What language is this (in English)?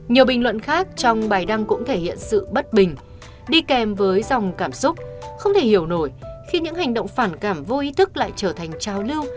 Vietnamese